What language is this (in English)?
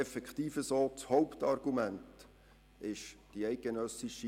Swiss German